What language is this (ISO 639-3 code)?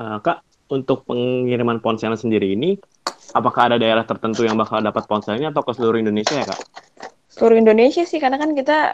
ind